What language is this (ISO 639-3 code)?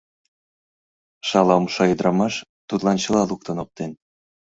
chm